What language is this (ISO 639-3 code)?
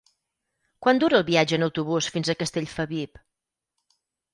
cat